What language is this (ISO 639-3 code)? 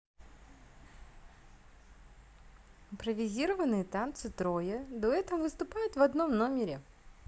rus